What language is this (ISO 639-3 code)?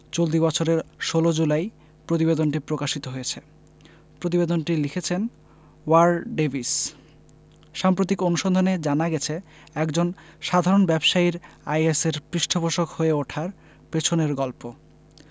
ben